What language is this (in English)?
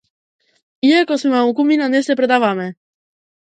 Macedonian